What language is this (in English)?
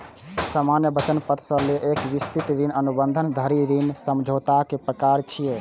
Maithili